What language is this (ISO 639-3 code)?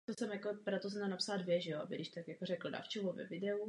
ces